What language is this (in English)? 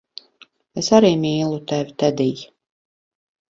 Latvian